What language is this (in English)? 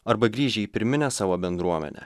Lithuanian